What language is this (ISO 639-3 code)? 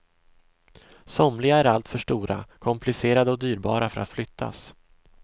swe